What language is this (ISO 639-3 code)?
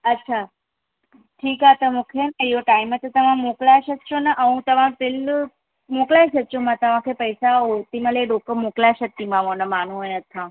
snd